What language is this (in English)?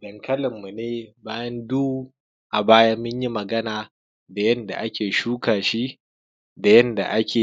Hausa